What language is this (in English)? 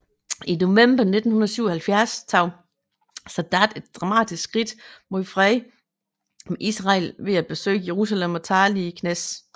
Danish